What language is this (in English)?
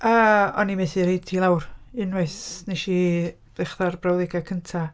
Welsh